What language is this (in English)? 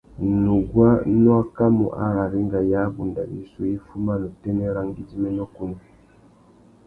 Tuki